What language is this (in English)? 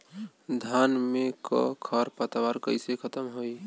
Bhojpuri